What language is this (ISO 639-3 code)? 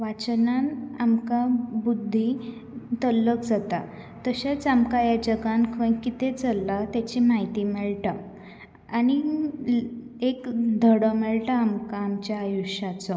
kok